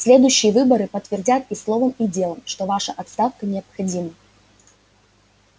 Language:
Russian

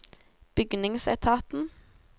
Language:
Norwegian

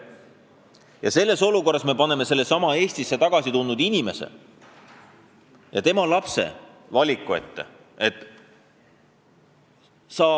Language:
Estonian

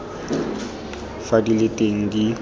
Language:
Tswana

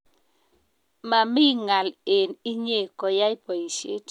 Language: Kalenjin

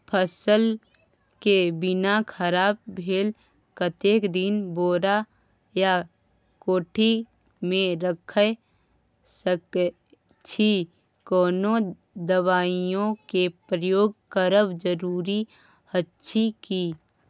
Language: Maithili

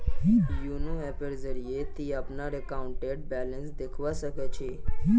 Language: Magahi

